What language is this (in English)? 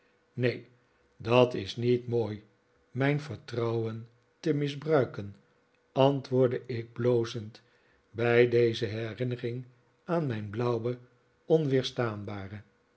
Dutch